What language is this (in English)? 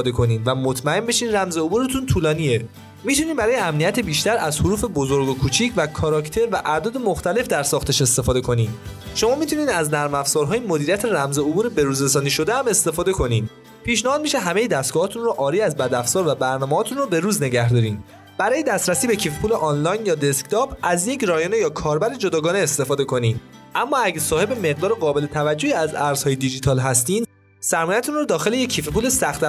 Persian